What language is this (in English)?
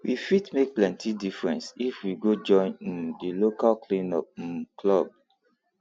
Nigerian Pidgin